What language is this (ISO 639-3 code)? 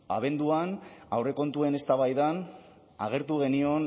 eus